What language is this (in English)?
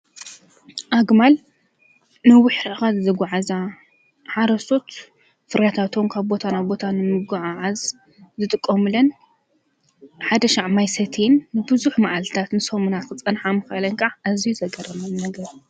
Tigrinya